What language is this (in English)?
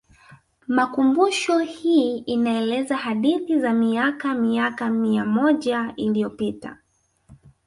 Swahili